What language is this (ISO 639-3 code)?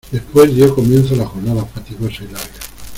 spa